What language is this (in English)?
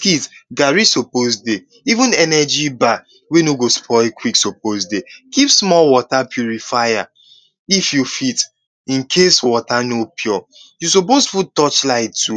Nigerian Pidgin